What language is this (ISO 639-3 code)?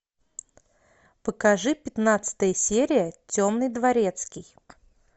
rus